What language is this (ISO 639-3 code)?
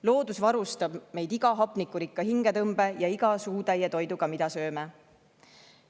est